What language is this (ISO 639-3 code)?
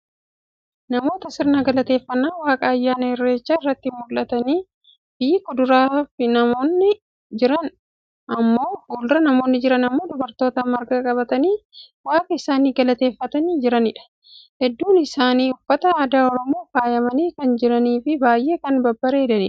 orm